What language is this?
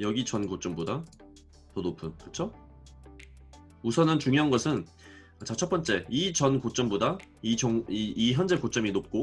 Korean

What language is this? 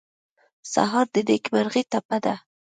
Pashto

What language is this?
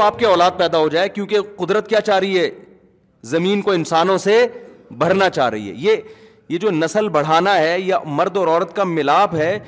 Urdu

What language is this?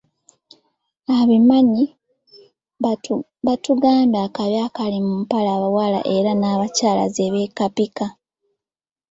Ganda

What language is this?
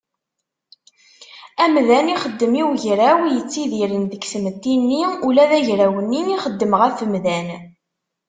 Kabyle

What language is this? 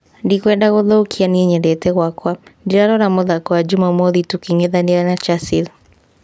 Kikuyu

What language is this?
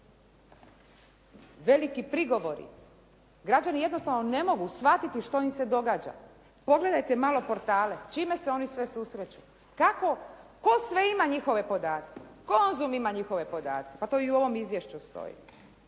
Croatian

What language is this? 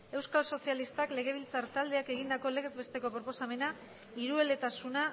Basque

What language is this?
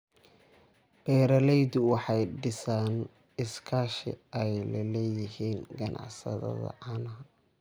Somali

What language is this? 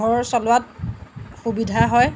Assamese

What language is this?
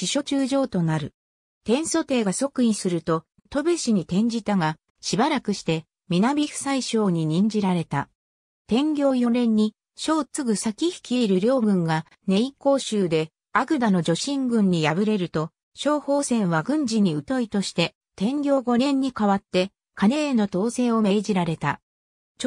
Japanese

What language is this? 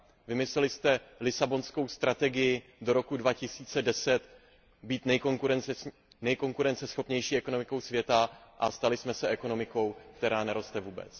Czech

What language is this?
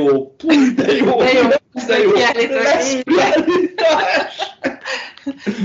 Hungarian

